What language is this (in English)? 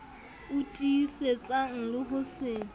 Southern Sotho